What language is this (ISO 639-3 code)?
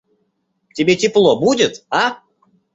rus